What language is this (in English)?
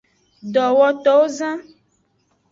Aja (Benin)